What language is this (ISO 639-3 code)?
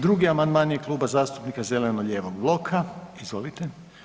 hrv